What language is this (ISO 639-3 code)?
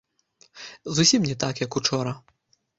bel